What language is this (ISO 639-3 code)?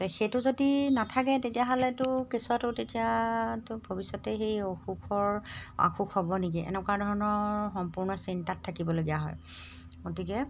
asm